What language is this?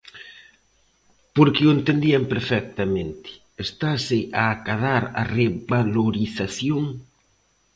Galician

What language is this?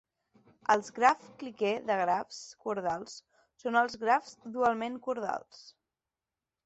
Catalan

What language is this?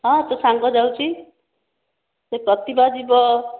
Odia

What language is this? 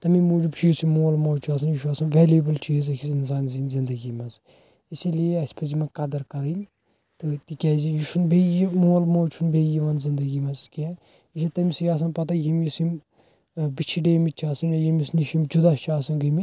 Kashmiri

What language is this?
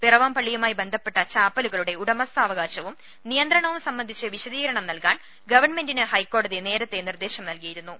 Malayalam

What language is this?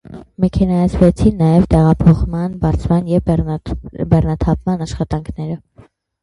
Armenian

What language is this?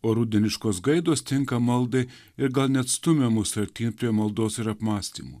Lithuanian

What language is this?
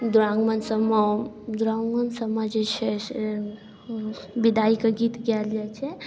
Maithili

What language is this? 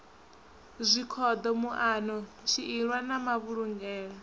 Venda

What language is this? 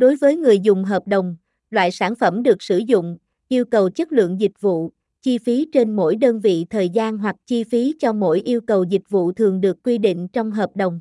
Vietnamese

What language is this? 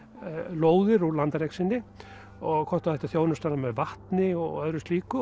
Icelandic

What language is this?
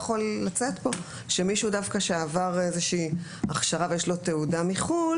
Hebrew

